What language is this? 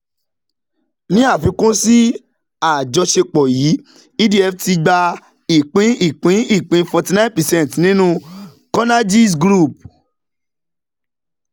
Yoruba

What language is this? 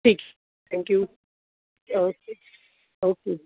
Punjabi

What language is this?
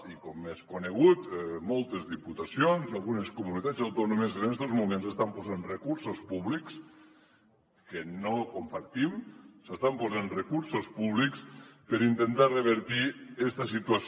Catalan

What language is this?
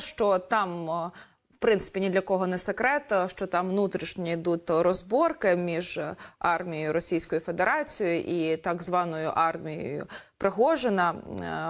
Ukrainian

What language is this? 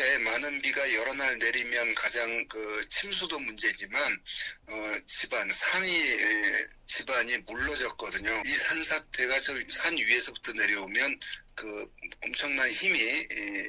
Korean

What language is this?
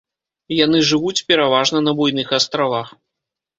Belarusian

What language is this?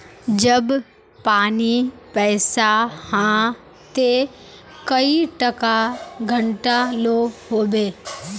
Magahi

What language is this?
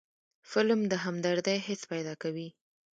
Pashto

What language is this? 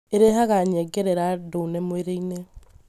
Kikuyu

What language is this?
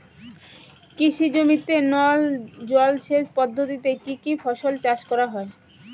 Bangla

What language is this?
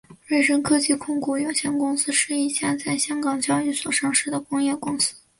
Chinese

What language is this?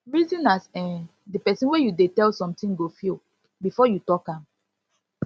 Nigerian Pidgin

